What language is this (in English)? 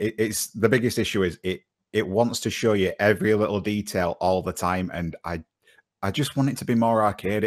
English